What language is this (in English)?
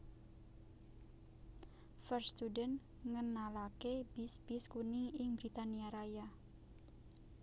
Javanese